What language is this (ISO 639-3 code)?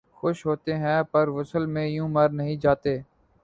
urd